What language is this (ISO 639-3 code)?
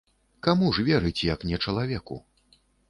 bel